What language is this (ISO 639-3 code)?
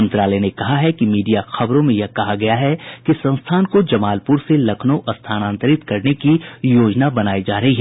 hin